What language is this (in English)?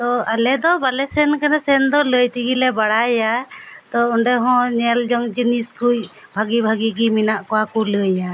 Santali